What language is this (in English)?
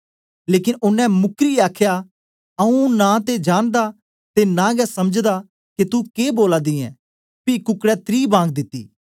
Dogri